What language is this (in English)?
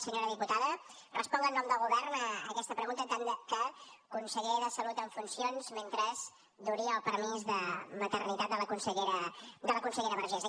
Catalan